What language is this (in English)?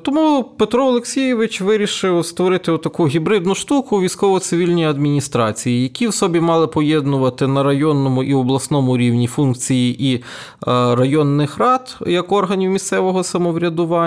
Ukrainian